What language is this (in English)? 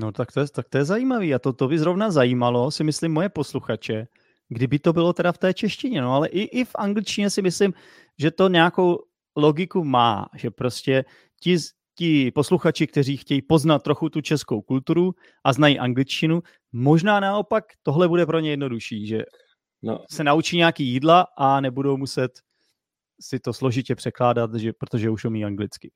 Czech